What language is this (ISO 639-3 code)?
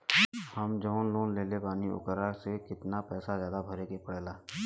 bho